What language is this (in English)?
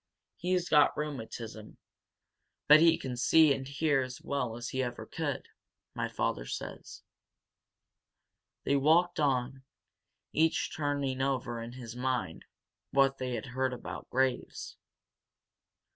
English